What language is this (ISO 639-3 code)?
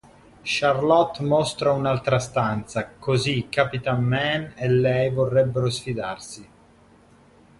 ita